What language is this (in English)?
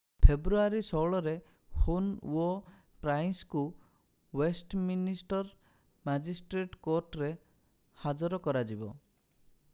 Odia